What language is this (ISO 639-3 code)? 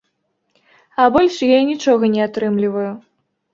bel